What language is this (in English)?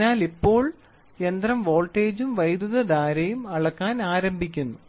Malayalam